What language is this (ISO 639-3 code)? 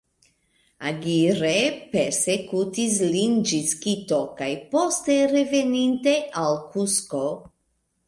epo